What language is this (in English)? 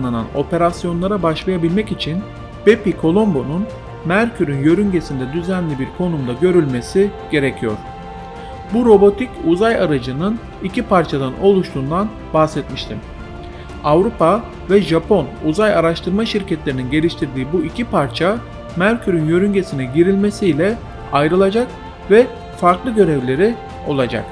Turkish